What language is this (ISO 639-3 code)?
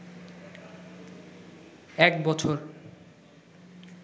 ben